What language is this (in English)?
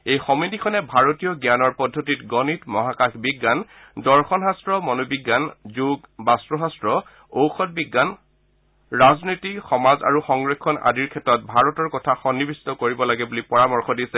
Assamese